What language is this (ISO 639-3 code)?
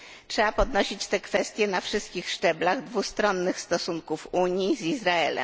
pol